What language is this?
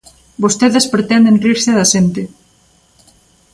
Galician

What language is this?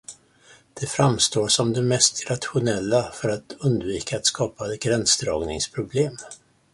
Swedish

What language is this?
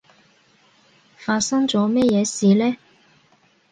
Cantonese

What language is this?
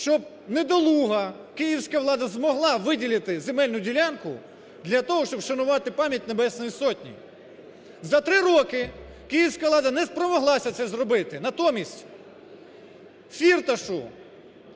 Ukrainian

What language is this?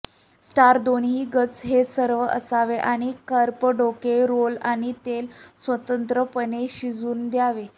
Marathi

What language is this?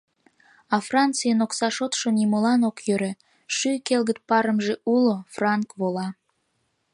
Mari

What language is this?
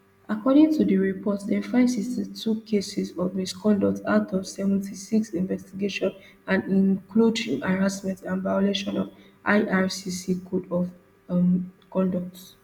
Nigerian Pidgin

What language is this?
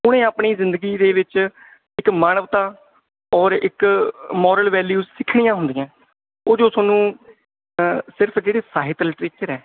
Punjabi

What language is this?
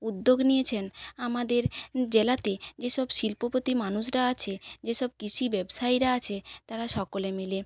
Bangla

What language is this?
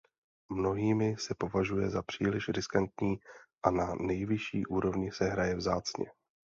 Czech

